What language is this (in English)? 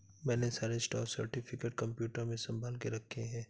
Hindi